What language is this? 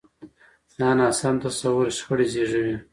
Pashto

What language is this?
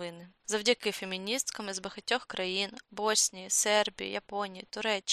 Ukrainian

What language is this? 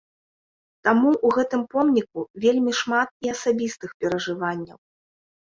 Belarusian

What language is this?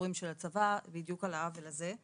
Hebrew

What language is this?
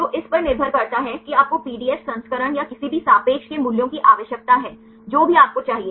Hindi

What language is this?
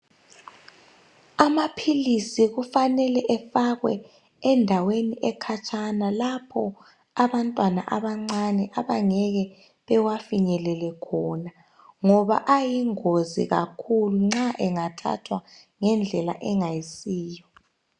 North Ndebele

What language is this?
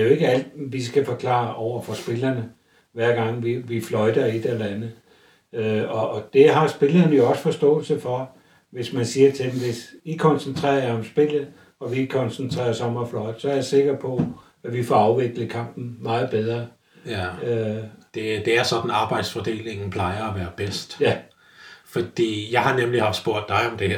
Danish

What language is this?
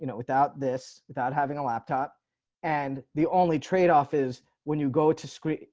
English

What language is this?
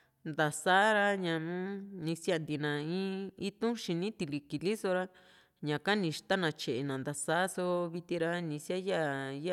Juxtlahuaca Mixtec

